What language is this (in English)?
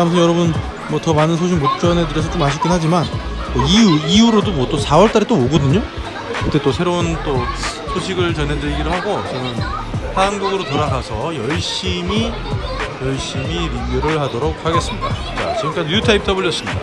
Korean